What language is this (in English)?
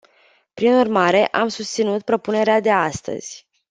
Romanian